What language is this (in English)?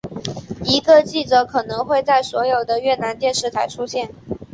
Chinese